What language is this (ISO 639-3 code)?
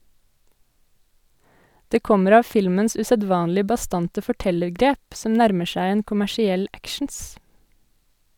nor